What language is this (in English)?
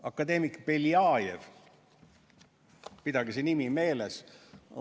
Estonian